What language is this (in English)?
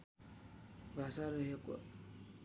Nepali